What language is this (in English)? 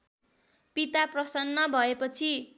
Nepali